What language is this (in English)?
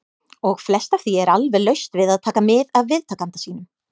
Icelandic